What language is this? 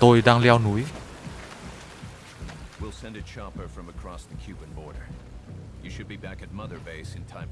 Vietnamese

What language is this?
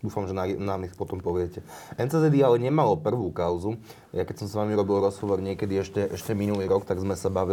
Slovak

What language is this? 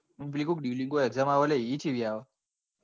Gujarati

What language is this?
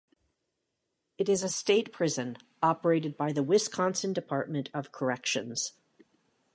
English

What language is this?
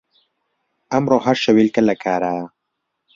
Central Kurdish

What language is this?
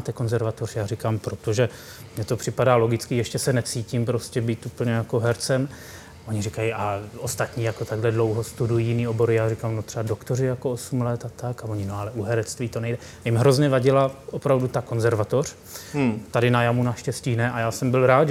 Czech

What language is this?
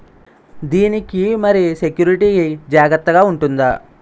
Telugu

